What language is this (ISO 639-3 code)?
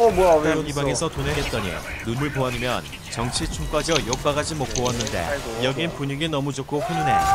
kor